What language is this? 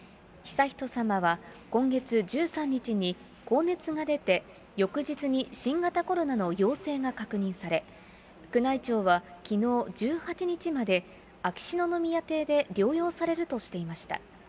Japanese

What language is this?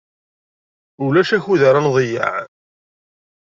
Kabyle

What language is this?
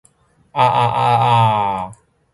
Cantonese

